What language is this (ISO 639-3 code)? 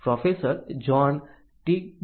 guj